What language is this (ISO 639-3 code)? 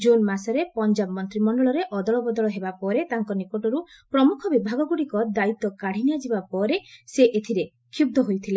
ori